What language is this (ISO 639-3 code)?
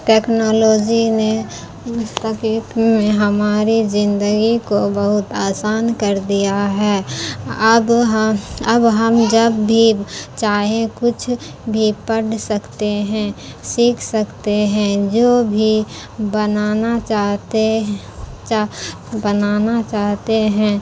urd